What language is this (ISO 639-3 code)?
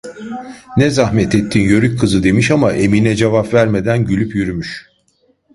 tur